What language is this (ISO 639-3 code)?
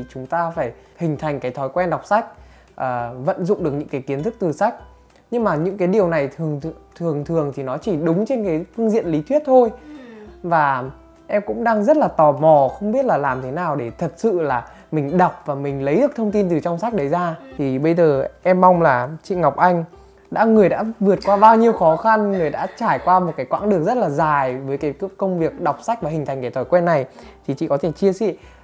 vie